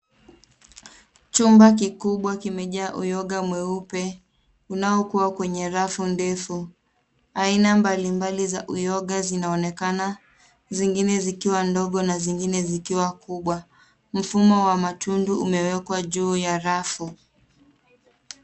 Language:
Swahili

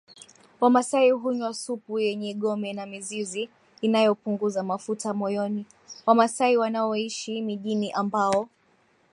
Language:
Swahili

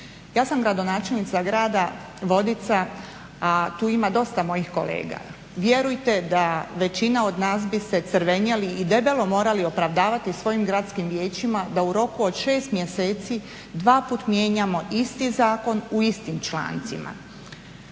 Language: Croatian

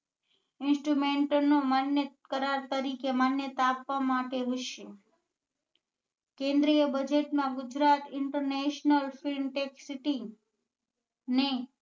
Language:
Gujarati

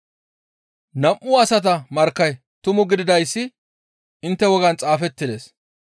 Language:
Gamo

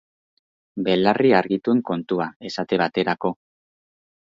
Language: Basque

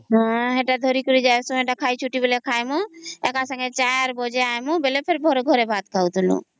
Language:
Odia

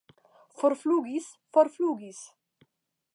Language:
Esperanto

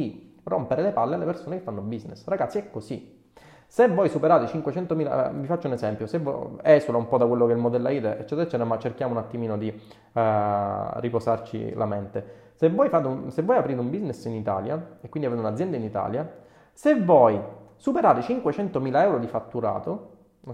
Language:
Italian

